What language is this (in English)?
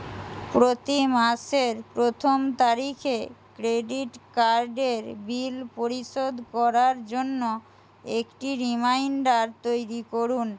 Bangla